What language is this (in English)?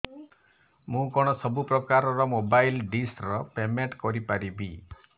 Odia